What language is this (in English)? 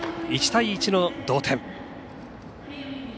Japanese